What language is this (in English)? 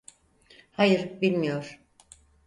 Turkish